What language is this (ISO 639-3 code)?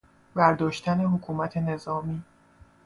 fas